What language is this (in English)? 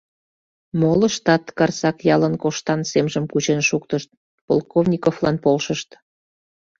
Mari